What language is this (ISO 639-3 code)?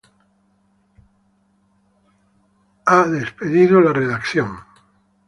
spa